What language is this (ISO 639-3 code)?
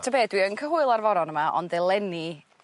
cym